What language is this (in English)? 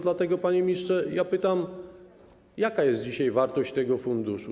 Polish